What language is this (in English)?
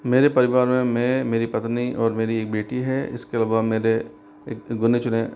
Hindi